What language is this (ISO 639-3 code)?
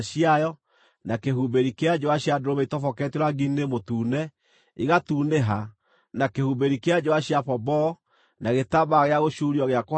kik